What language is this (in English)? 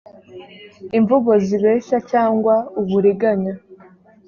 Kinyarwanda